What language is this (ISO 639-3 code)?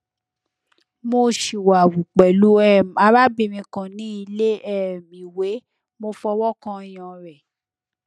yor